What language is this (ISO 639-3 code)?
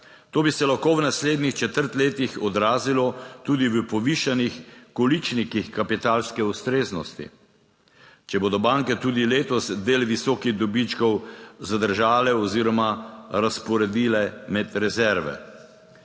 slv